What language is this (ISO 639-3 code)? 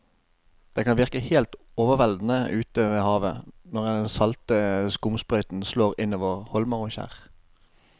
nor